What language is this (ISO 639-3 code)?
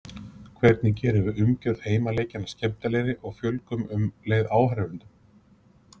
isl